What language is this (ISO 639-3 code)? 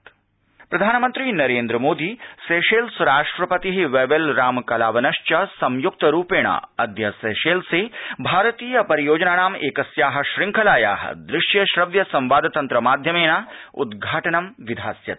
san